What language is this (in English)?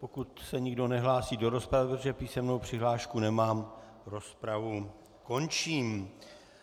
Czech